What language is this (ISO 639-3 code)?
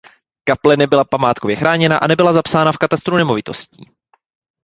ces